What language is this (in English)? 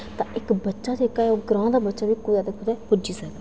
Dogri